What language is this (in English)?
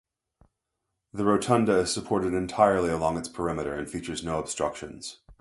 English